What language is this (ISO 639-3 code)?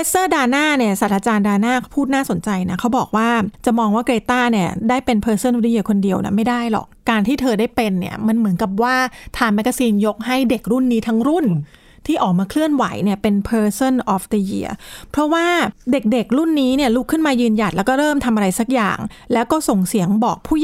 tha